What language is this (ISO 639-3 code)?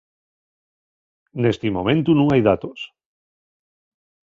ast